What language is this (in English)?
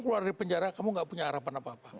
Indonesian